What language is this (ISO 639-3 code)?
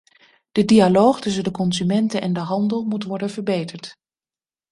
nld